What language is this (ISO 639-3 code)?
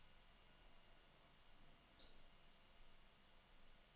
dan